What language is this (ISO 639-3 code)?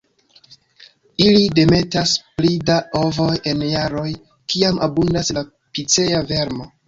epo